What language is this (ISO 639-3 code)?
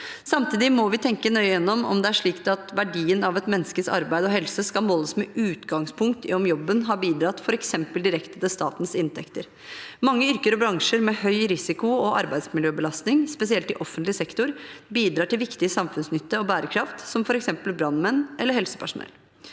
nor